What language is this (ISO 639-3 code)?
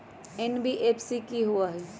mag